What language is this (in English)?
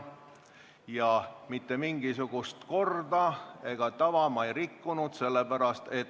Estonian